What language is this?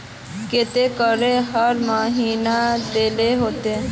Magahi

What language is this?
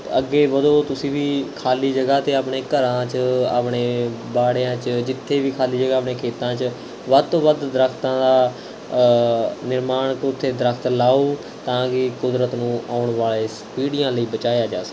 Punjabi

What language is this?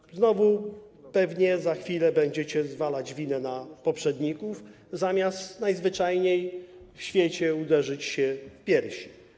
Polish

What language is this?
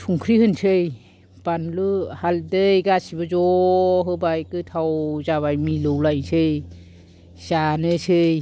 Bodo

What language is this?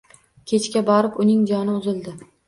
Uzbek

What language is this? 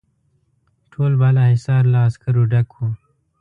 Pashto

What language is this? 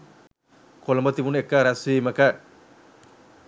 Sinhala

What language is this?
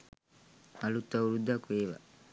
Sinhala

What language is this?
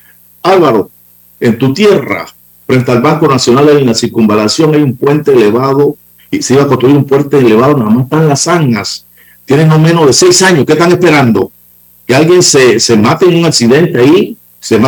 Spanish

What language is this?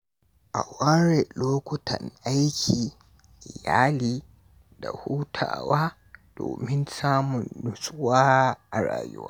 Hausa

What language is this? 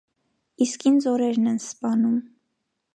Armenian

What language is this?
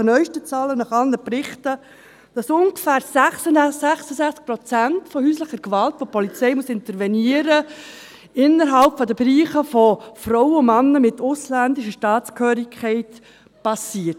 Swiss German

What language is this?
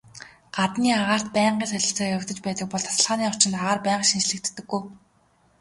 Mongolian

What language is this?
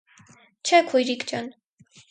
Armenian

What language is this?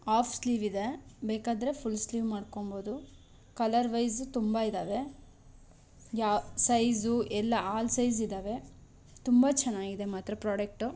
Kannada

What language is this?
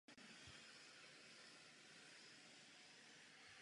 Czech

